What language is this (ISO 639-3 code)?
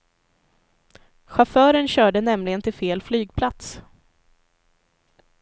swe